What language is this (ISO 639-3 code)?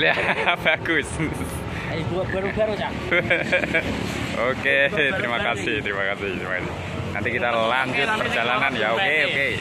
ind